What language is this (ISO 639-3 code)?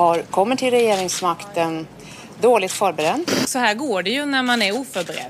swe